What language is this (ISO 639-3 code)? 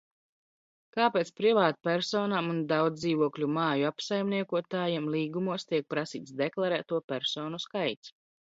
lav